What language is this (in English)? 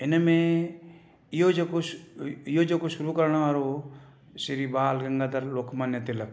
Sindhi